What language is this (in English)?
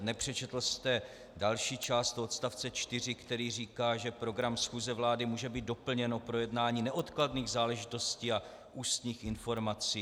Czech